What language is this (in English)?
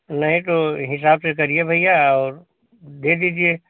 Hindi